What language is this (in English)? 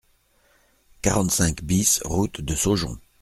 French